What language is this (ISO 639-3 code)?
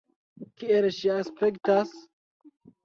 epo